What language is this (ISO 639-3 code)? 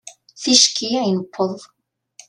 kab